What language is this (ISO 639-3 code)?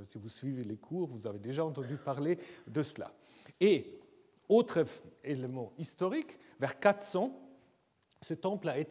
fra